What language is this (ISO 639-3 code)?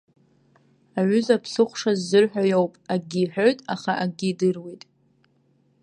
abk